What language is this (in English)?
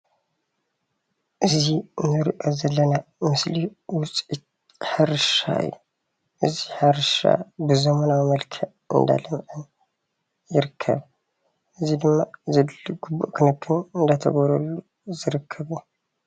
Tigrinya